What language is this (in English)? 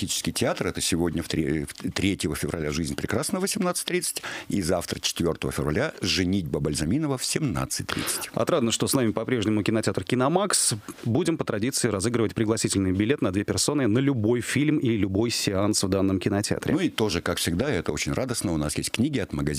Russian